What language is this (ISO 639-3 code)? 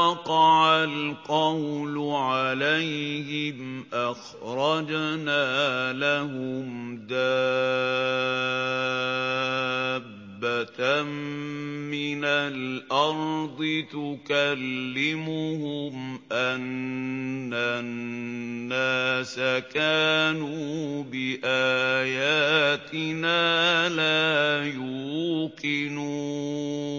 ara